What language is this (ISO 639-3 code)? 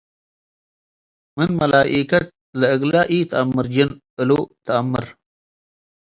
tig